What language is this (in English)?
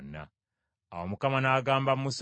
Ganda